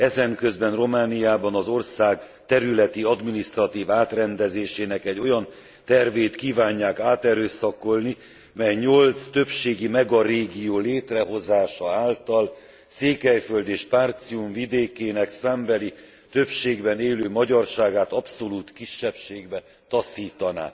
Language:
Hungarian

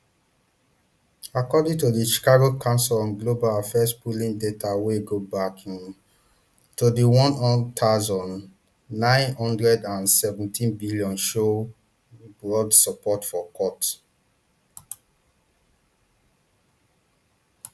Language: Nigerian Pidgin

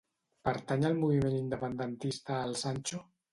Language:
Catalan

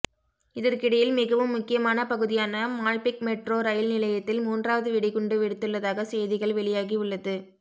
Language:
Tamil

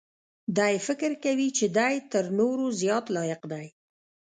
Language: Pashto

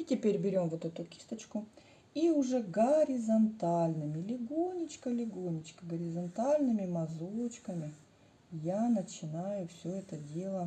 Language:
Russian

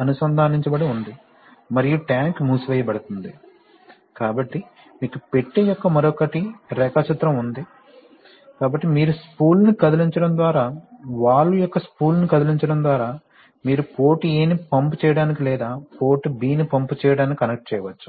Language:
Telugu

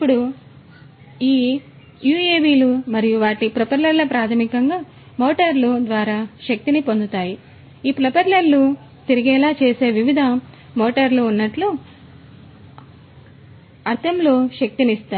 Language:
Telugu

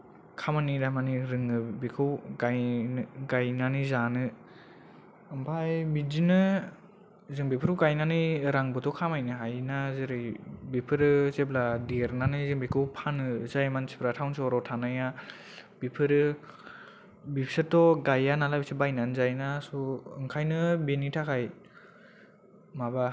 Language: Bodo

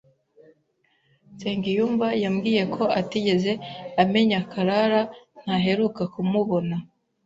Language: Kinyarwanda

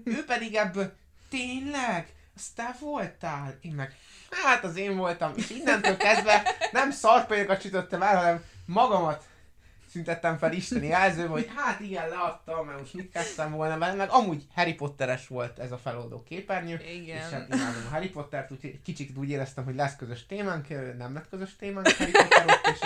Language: Hungarian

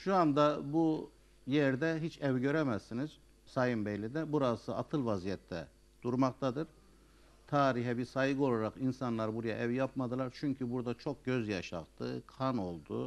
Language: Turkish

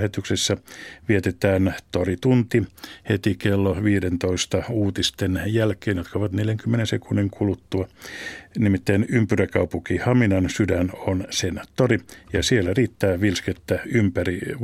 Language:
Finnish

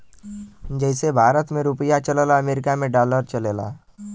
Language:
Bhojpuri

